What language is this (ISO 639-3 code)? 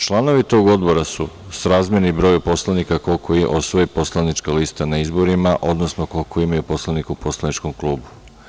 srp